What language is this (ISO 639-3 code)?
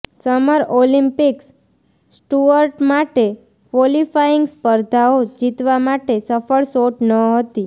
guj